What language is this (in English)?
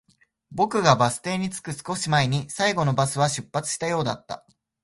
Japanese